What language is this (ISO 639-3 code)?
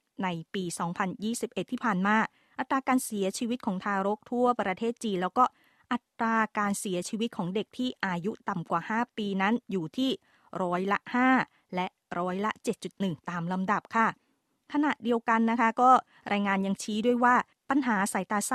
tha